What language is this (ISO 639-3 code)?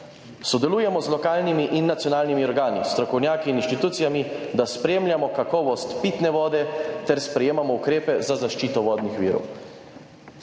slv